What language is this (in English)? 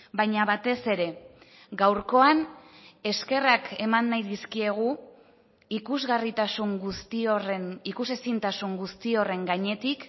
Basque